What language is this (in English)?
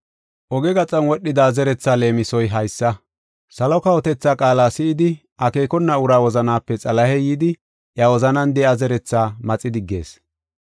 Gofa